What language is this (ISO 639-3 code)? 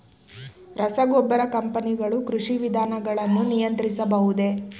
kan